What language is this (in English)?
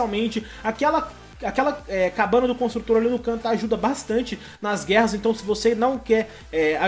Portuguese